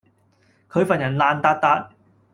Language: Cantonese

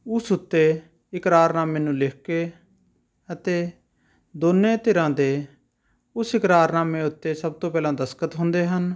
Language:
Punjabi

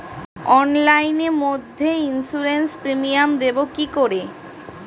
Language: Bangla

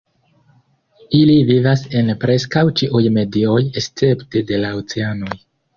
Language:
Esperanto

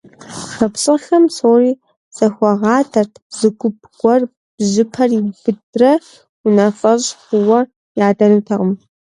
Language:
Kabardian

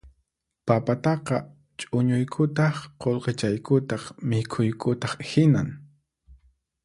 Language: Puno Quechua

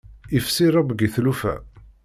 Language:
Kabyle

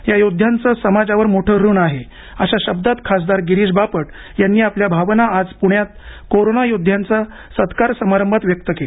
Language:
Marathi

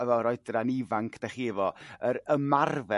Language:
Welsh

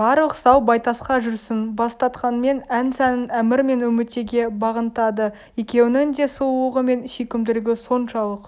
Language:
Kazakh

